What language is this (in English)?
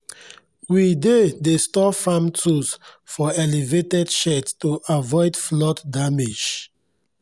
Nigerian Pidgin